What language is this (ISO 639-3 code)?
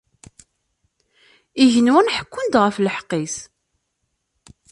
kab